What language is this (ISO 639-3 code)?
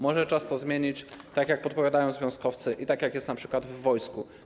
pol